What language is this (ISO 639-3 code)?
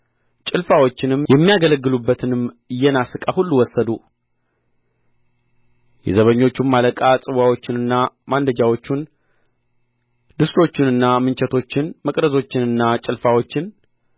amh